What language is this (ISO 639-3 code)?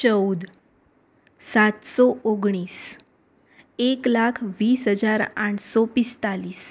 guj